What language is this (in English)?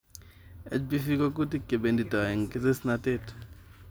Kalenjin